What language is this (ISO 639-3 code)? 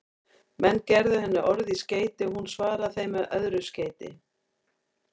isl